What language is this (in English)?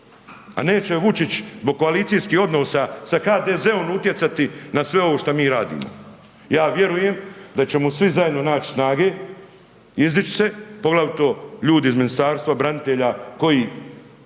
Croatian